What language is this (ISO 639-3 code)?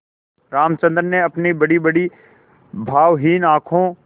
hin